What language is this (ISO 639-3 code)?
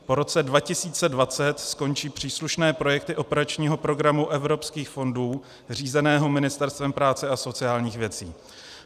ces